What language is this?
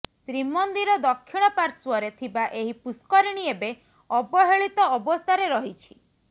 Odia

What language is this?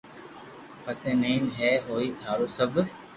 Loarki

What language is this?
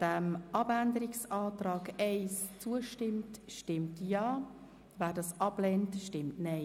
Swiss German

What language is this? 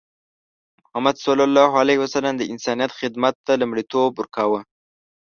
Pashto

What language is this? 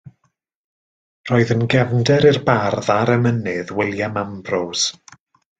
Welsh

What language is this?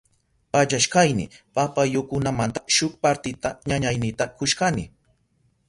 Southern Pastaza Quechua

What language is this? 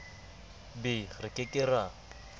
Southern Sotho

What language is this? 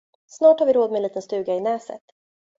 Swedish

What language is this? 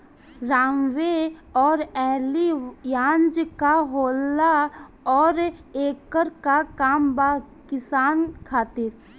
Bhojpuri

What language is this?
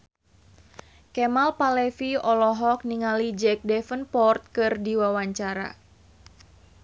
Sundanese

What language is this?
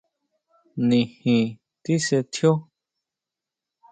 Huautla Mazatec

